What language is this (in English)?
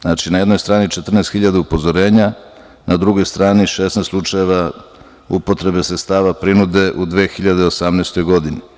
Serbian